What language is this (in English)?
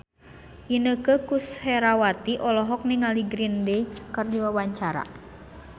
Sundanese